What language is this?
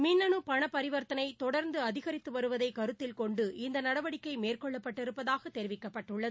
Tamil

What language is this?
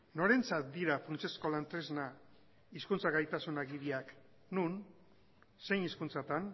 Basque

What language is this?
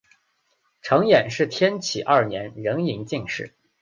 Chinese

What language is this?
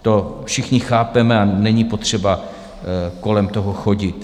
Czech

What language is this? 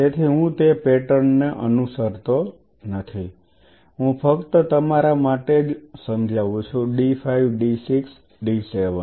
Gujarati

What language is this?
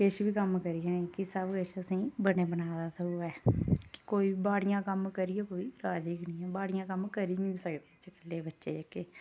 Dogri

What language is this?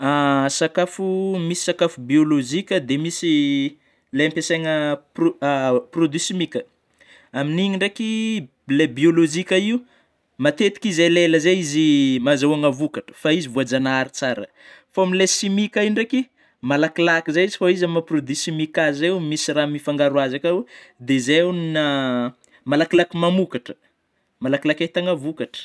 Northern Betsimisaraka Malagasy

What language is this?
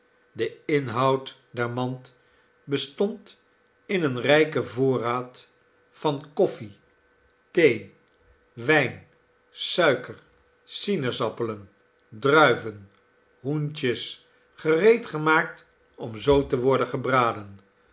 Dutch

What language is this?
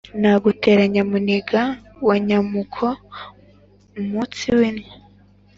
Kinyarwanda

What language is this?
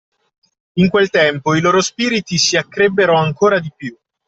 Italian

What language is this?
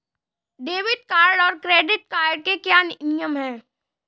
Hindi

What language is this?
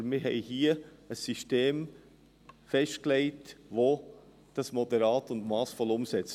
Swiss German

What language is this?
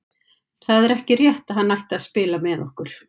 Icelandic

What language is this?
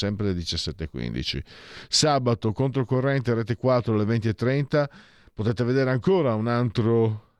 Italian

